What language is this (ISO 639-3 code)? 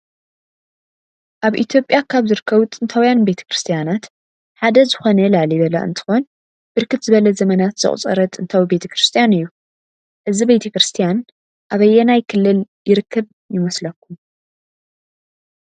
tir